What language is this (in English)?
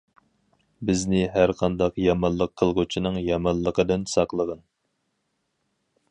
Uyghur